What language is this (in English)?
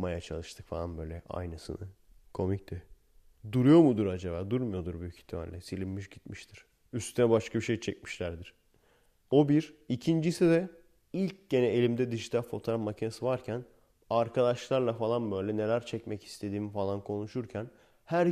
Turkish